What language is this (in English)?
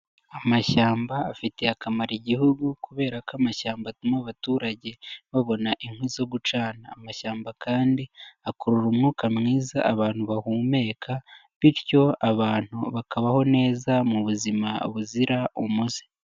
Kinyarwanda